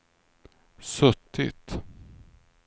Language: Swedish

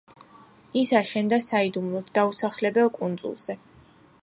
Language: Georgian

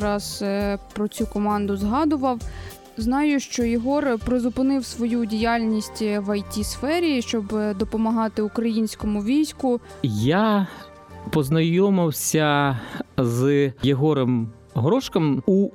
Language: Ukrainian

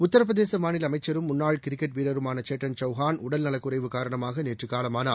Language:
Tamil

